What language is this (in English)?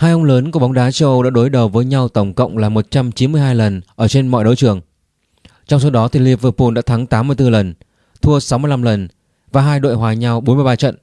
Vietnamese